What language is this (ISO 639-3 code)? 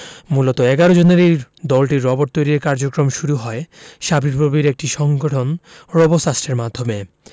ben